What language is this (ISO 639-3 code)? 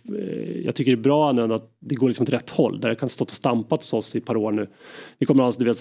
swe